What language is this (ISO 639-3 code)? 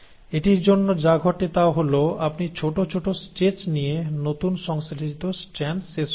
ben